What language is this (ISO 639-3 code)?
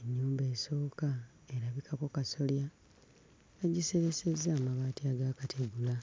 lug